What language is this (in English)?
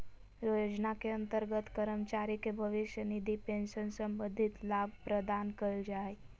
Magahi